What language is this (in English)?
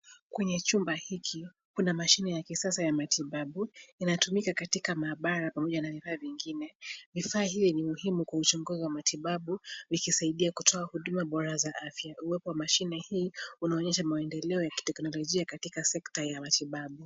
Swahili